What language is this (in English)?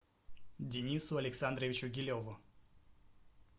Russian